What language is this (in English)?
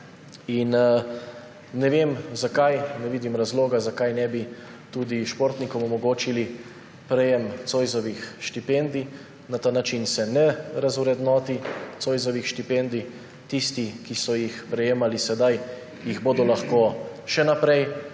Slovenian